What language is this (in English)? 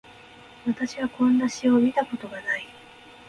Japanese